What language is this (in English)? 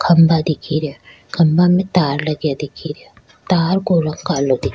Rajasthani